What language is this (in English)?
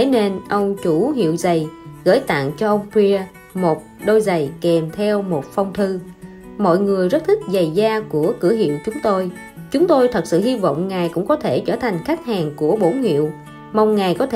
Vietnamese